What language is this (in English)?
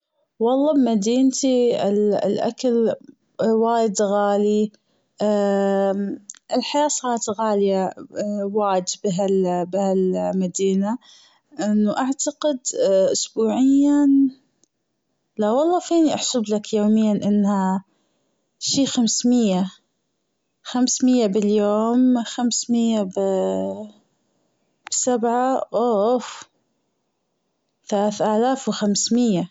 Gulf Arabic